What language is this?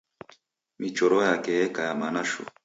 Taita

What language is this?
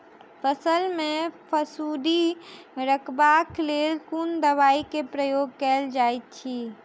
Maithili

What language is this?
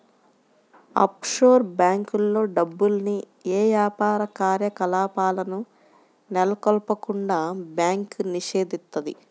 Telugu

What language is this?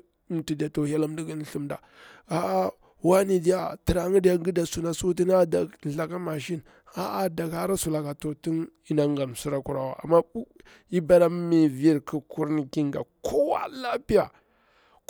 Bura-Pabir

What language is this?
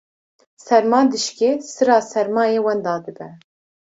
Kurdish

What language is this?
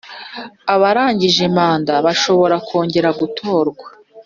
Kinyarwanda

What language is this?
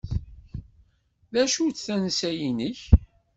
Kabyle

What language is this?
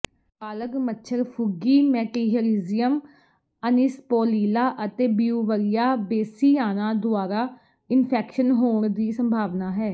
Punjabi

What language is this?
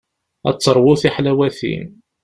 Kabyle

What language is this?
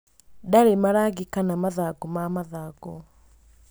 Kikuyu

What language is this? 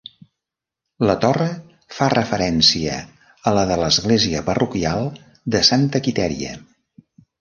Catalan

